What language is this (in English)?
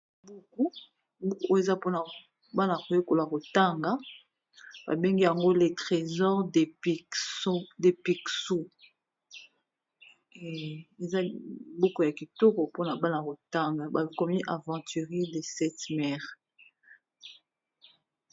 Lingala